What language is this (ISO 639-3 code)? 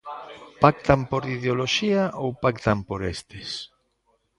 glg